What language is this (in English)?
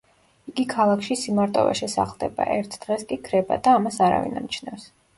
Georgian